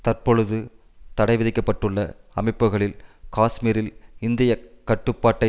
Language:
Tamil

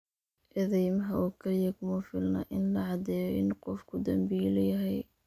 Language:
Somali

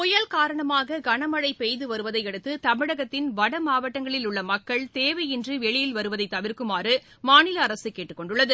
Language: Tamil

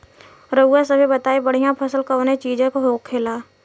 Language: Bhojpuri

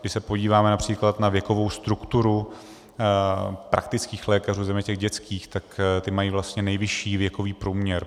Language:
Czech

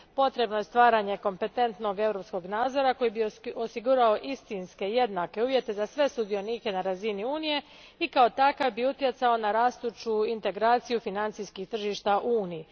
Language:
Croatian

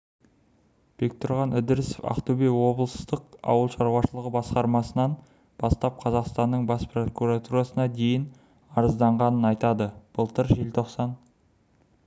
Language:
Kazakh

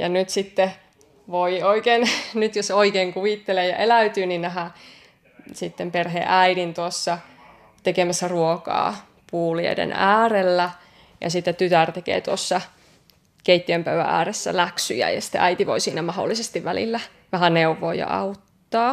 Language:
Finnish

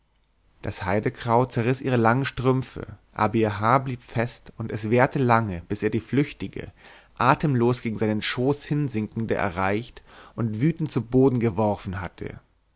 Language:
German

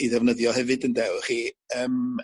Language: Welsh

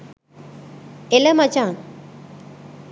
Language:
Sinhala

